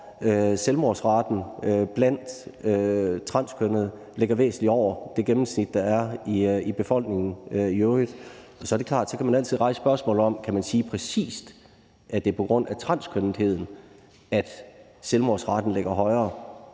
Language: Danish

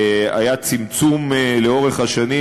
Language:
Hebrew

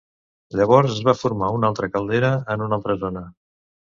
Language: Catalan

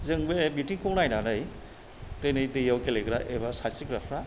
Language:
Bodo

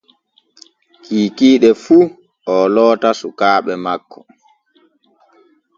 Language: Borgu Fulfulde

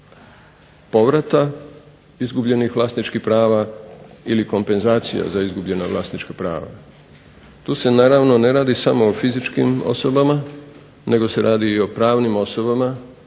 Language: Croatian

